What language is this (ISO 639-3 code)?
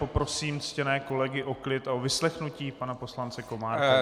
ces